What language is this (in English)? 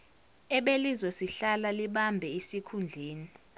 Zulu